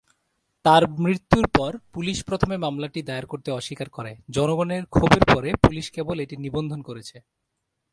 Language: Bangla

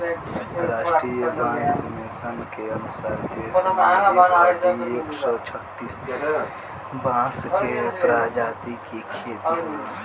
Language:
Bhojpuri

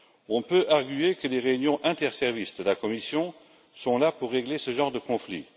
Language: French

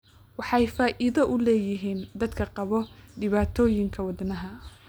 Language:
Somali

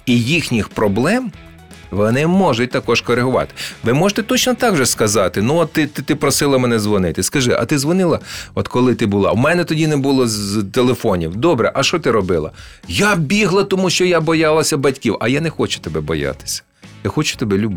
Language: Ukrainian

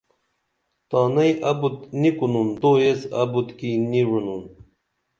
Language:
Dameli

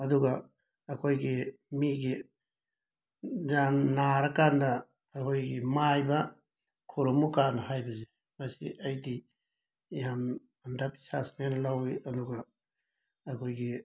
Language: Manipuri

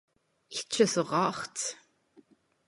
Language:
Norwegian Nynorsk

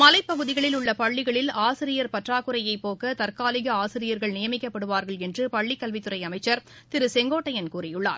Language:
Tamil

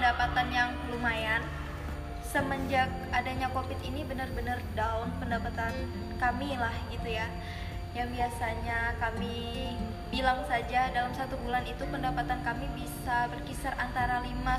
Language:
Indonesian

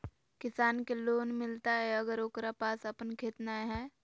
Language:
Magahi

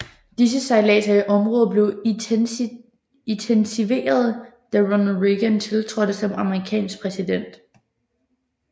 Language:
Danish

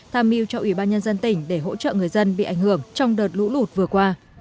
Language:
Vietnamese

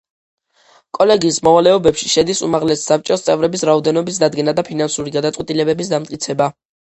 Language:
Georgian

